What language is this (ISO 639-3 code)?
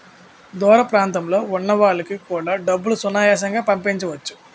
tel